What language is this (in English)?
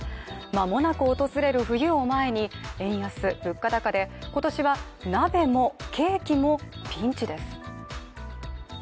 Japanese